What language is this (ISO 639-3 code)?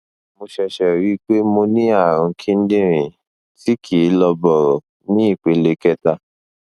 yor